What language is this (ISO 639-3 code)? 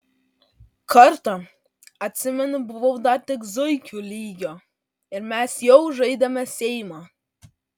lit